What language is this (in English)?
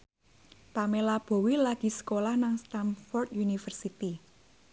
Javanese